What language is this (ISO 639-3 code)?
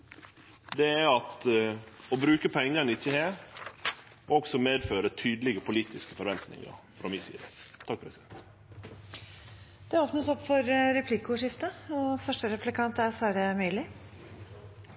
nor